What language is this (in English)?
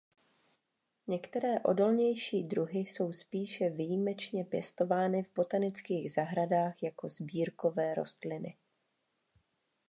Czech